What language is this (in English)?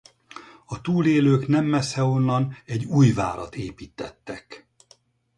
Hungarian